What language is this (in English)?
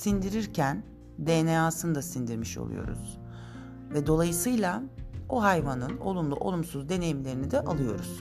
Turkish